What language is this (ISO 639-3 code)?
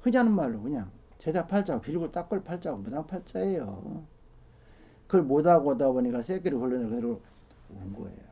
kor